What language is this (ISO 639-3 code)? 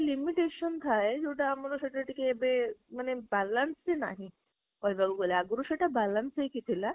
ori